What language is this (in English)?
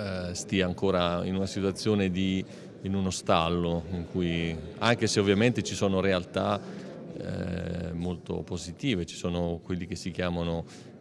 Italian